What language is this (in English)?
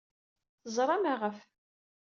Kabyle